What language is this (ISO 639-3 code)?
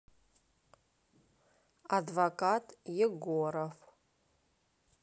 rus